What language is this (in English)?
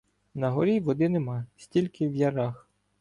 Ukrainian